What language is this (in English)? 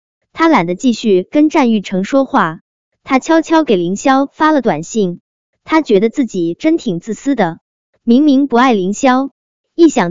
Chinese